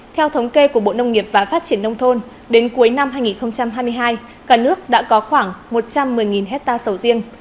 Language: Vietnamese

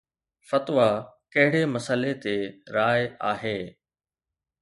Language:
Sindhi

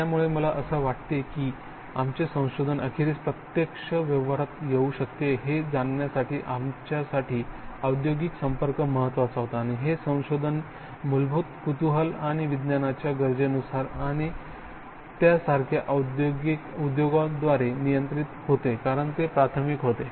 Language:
Marathi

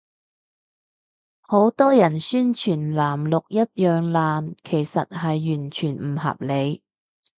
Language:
Cantonese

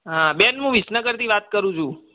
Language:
Gujarati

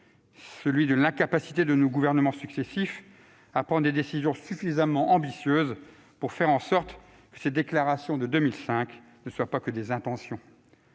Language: French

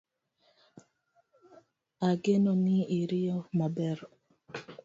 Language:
Luo (Kenya and Tanzania)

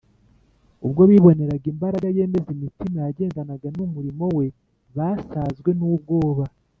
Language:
Kinyarwanda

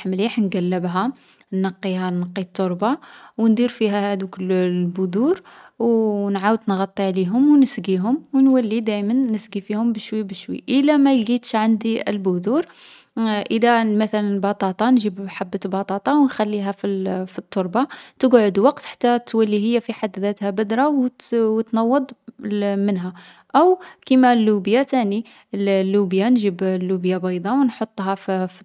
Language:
Algerian Arabic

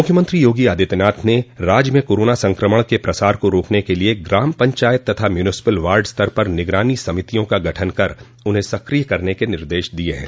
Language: Hindi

